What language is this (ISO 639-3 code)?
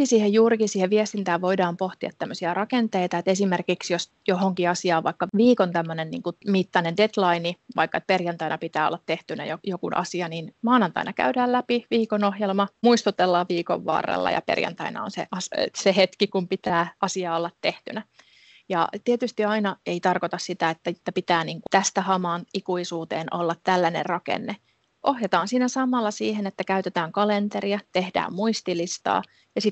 fin